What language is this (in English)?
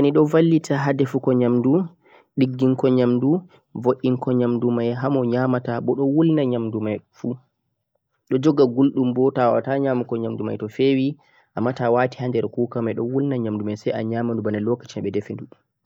Central-Eastern Niger Fulfulde